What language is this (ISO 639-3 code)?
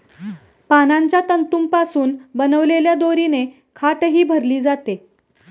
mar